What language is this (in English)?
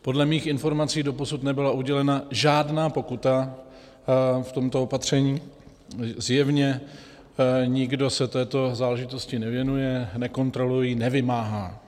Czech